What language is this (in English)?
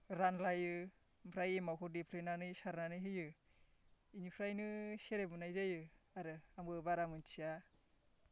Bodo